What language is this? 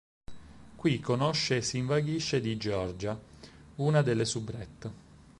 Italian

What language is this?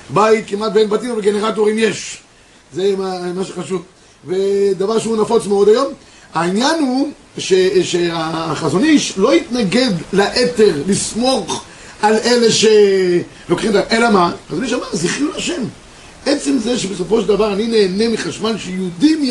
Hebrew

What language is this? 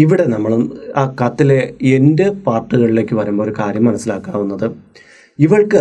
Malayalam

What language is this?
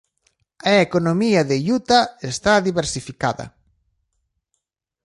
Galician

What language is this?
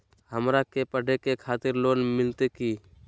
Magahi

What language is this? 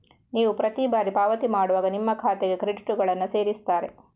Kannada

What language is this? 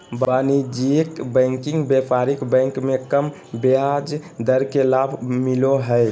Magahi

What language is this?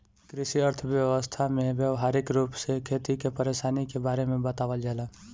Bhojpuri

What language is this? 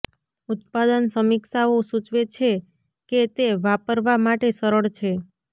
Gujarati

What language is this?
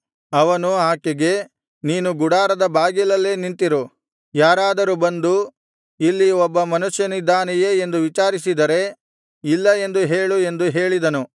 Kannada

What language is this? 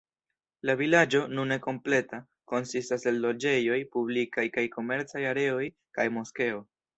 Esperanto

